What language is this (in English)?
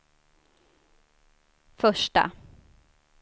Swedish